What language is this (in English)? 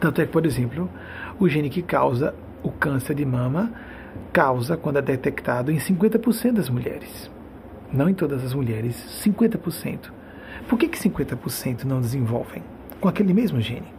Portuguese